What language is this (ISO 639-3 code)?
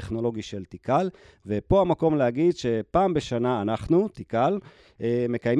heb